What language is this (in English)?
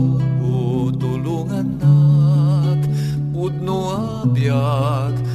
Filipino